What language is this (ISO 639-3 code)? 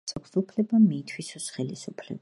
kat